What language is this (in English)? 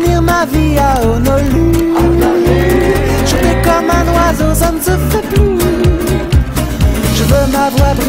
Korean